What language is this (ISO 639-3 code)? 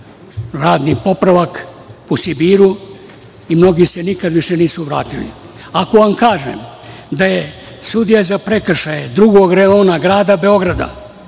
srp